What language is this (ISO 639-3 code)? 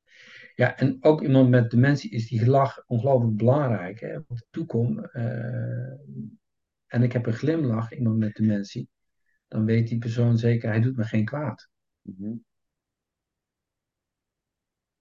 nld